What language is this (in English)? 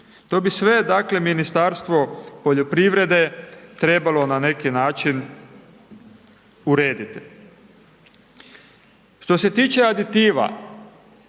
Croatian